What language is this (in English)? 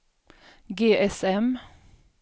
Swedish